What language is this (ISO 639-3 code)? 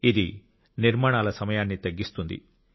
tel